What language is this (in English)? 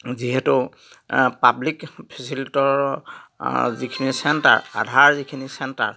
Assamese